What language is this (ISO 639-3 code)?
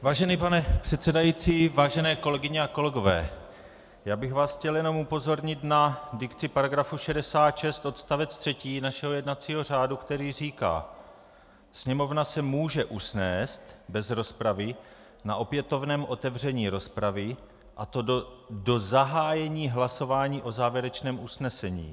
ces